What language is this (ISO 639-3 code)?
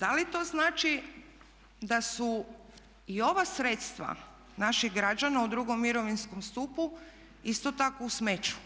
hrv